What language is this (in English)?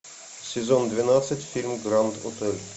Russian